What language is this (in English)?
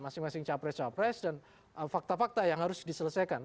Indonesian